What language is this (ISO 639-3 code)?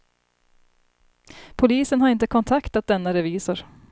swe